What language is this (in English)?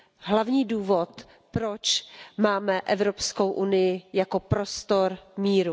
Czech